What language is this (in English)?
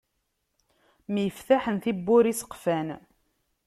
Kabyle